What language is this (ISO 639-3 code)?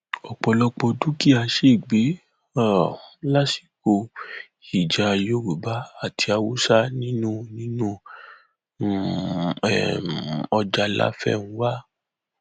yor